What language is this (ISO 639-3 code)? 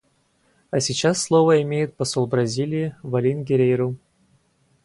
rus